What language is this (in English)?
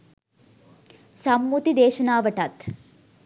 Sinhala